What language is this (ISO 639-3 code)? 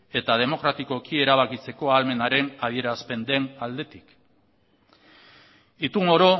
eus